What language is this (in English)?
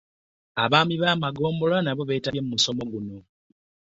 Ganda